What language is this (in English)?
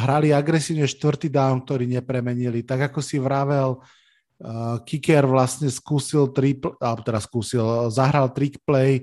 Slovak